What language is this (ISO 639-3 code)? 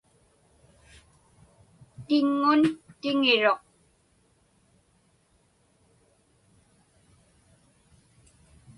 ipk